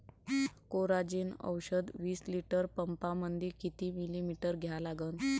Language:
Marathi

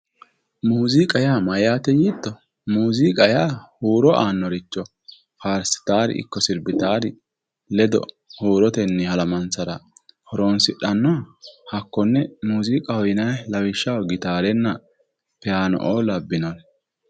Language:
Sidamo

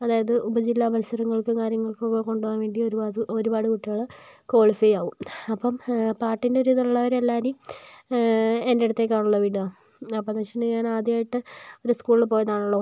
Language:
Malayalam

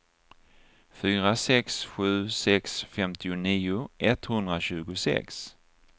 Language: Swedish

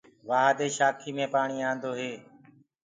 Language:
Gurgula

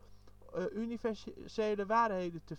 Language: Dutch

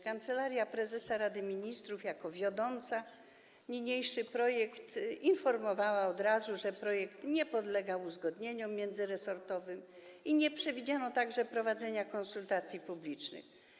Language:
Polish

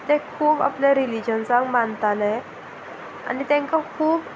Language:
Konkani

